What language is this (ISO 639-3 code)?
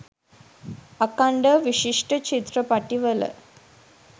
sin